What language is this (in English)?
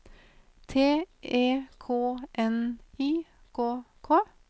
Norwegian